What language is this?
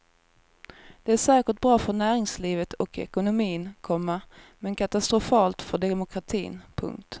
Swedish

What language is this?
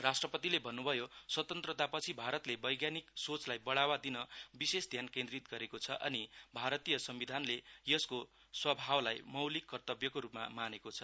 Nepali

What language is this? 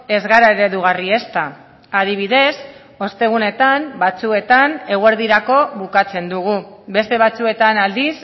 Basque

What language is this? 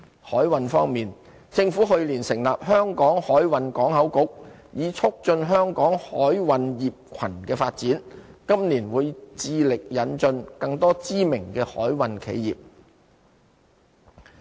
Cantonese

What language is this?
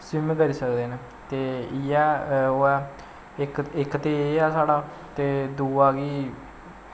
Dogri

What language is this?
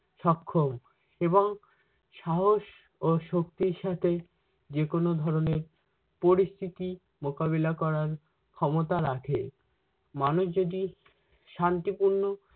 Bangla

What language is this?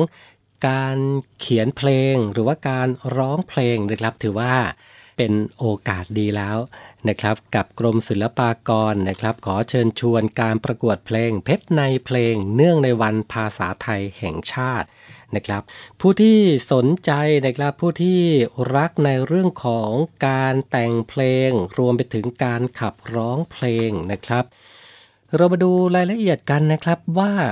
Thai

